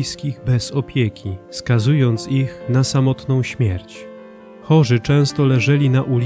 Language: Polish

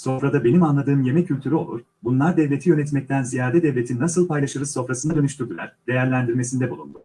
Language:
Turkish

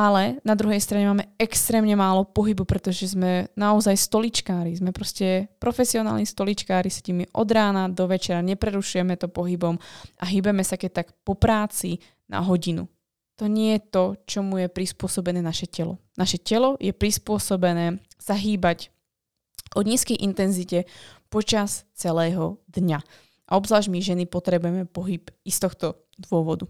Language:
Slovak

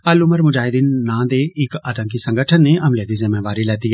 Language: Dogri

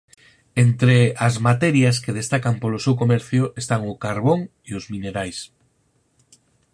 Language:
Galician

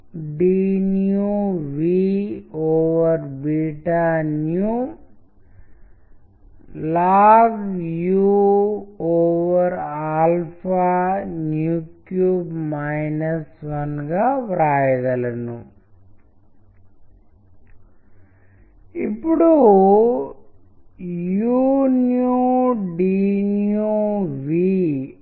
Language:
Telugu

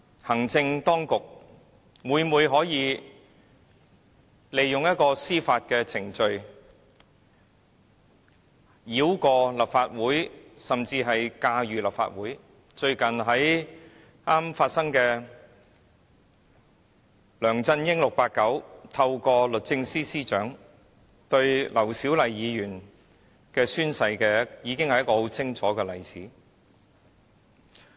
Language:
Cantonese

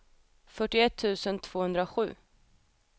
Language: Swedish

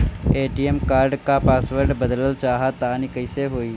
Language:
Bhojpuri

